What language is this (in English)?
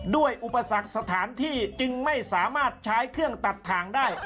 Thai